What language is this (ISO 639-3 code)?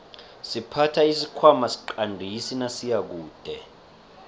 nbl